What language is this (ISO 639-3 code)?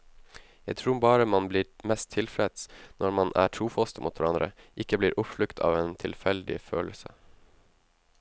nor